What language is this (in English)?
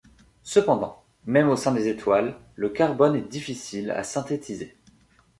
French